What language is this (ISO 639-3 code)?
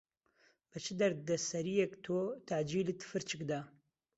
ckb